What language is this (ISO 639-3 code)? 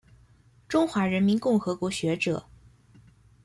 zho